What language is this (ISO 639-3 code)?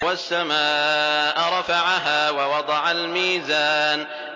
ara